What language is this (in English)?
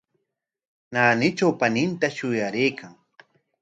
Corongo Ancash Quechua